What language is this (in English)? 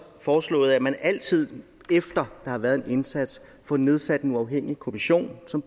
Danish